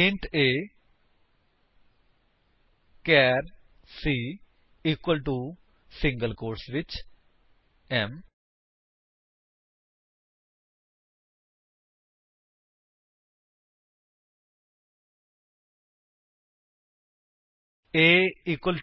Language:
Punjabi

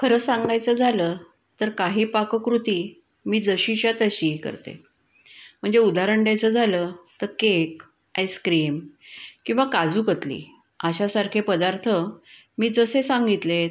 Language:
Marathi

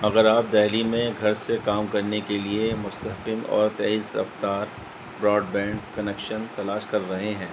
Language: Urdu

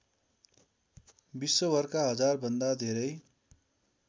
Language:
Nepali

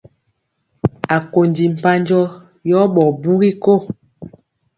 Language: Mpiemo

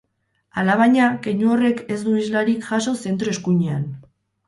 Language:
Basque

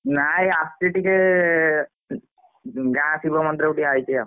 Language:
Odia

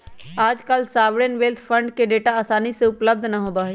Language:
Magahi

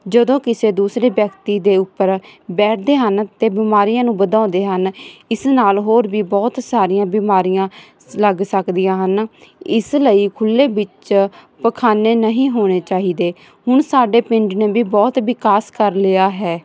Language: Punjabi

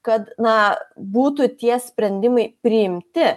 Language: Lithuanian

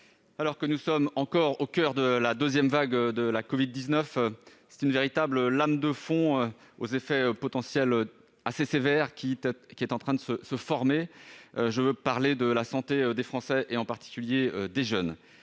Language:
French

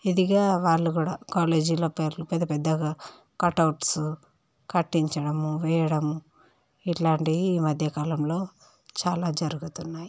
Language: Telugu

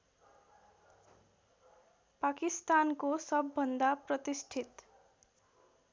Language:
Nepali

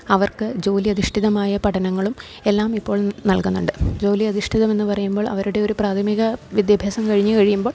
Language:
Malayalam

